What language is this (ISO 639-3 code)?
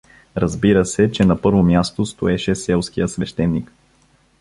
bul